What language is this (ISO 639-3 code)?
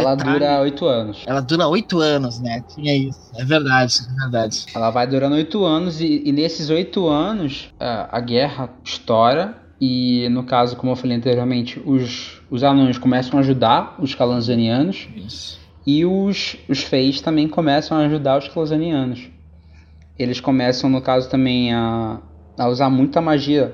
por